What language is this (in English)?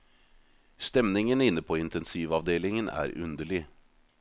Norwegian